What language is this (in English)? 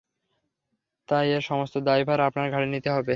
Bangla